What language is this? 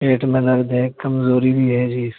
Urdu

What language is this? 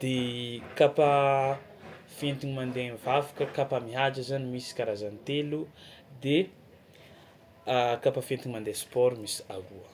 Tsimihety Malagasy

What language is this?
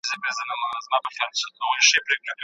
Pashto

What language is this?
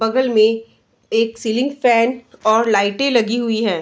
Hindi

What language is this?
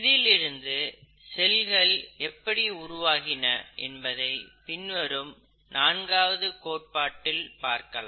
Tamil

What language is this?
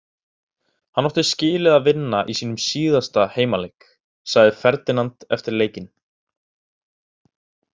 Icelandic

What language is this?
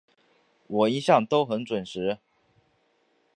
Chinese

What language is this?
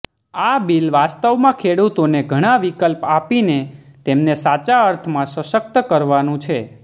Gujarati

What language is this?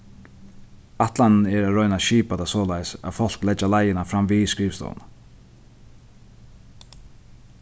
Faroese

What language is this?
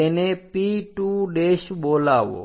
Gujarati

